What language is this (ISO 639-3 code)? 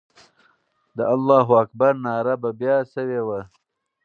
pus